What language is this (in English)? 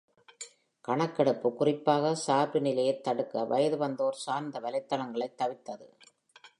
Tamil